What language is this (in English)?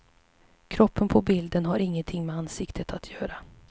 Swedish